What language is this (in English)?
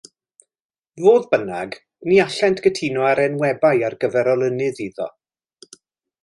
Welsh